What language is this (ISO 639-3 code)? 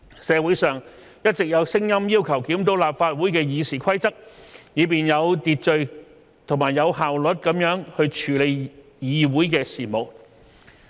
yue